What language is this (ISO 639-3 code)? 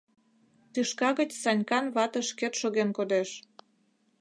chm